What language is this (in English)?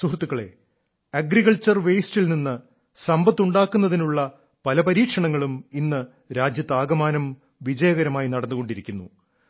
Malayalam